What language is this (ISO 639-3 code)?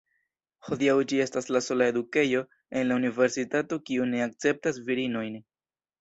epo